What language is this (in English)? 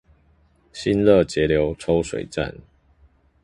Chinese